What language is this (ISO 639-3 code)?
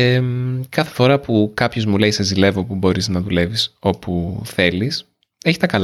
ell